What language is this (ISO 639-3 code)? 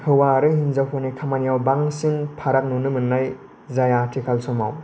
brx